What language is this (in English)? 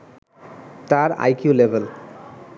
Bangla